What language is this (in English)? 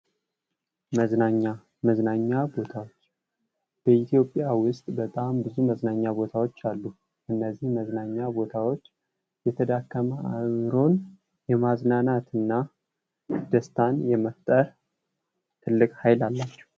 Amharic